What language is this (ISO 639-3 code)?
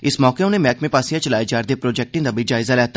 doi